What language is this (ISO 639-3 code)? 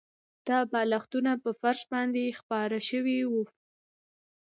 pus